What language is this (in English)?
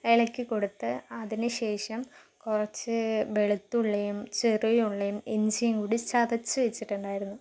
Malayalam